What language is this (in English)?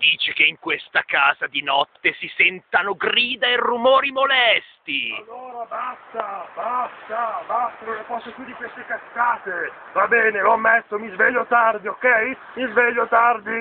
Italian